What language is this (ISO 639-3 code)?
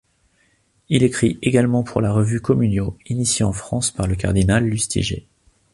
fra